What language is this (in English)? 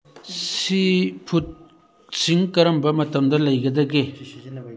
Manipuri